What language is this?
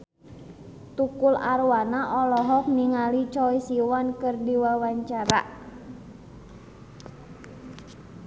Sundanese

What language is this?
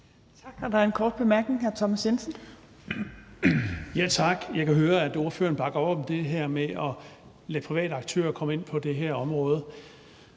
Danish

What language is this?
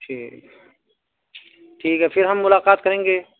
Urdu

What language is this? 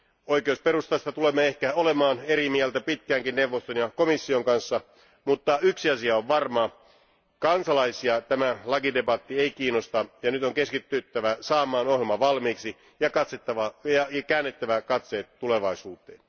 Finnish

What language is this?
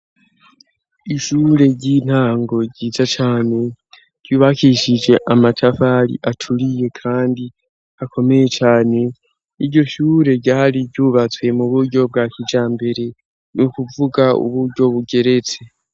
Rundi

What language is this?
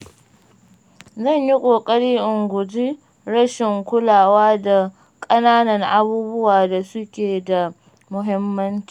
Hausa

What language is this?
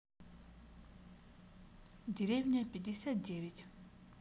Russian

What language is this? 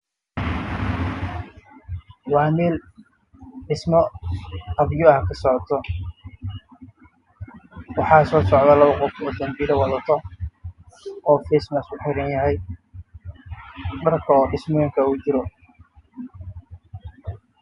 Somali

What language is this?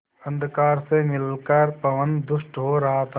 Hindi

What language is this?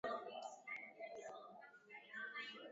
Swahili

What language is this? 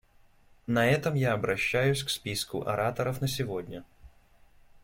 Russian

